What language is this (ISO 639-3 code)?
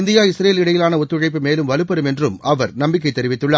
tam